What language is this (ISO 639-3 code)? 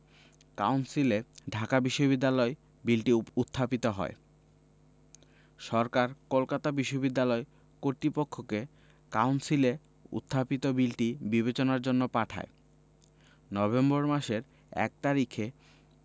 ben